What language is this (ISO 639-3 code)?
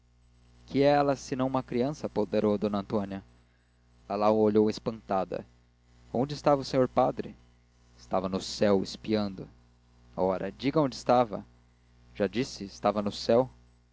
por